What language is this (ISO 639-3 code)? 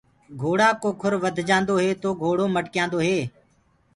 ggg